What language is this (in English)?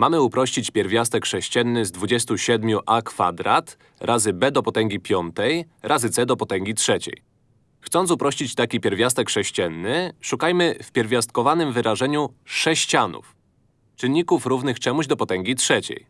Polish